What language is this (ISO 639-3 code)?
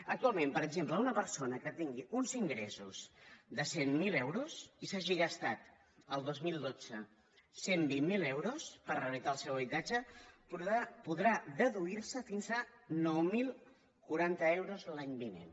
cat